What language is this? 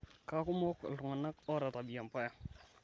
Masai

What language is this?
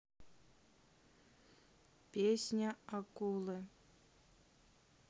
Russian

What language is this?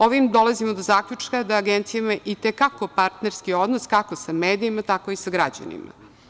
Serbian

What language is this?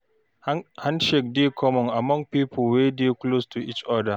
Nigerian Pidgin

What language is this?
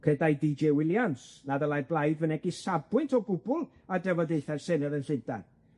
Welsh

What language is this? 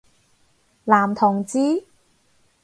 Cantonese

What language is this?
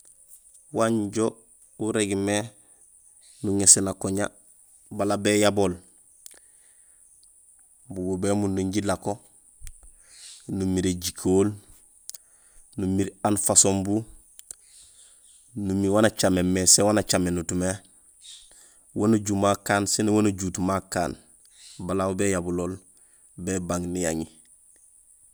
Gusilay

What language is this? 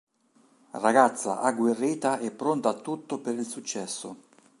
Italian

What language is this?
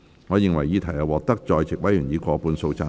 Cantonese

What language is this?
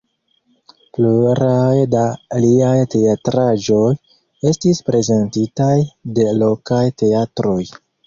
Esperanto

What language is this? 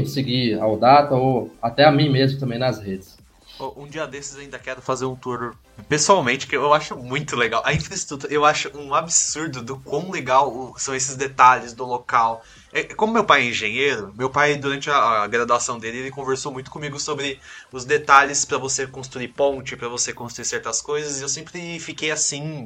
Portuguese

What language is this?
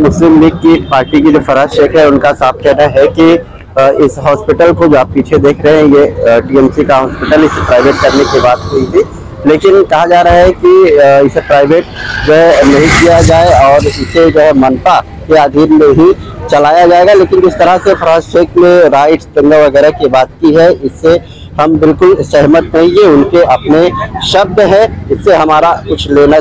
Hindi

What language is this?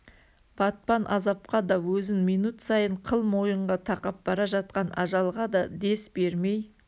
Kazakh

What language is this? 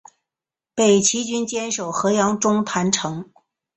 Chinese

